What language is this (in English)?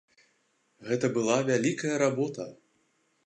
Belarusian